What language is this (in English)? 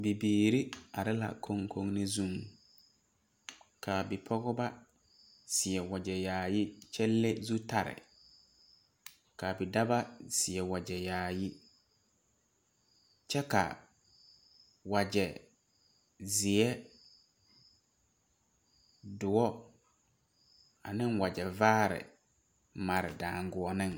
Southern Dagaare